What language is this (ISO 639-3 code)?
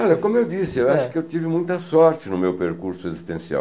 por